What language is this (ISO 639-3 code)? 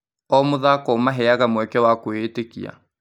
kik